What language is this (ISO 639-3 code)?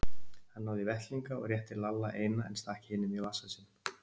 isl